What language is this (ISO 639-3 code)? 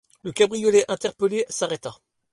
fra